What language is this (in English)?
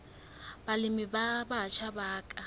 Southern Sotho